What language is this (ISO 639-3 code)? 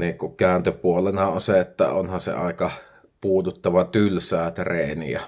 fin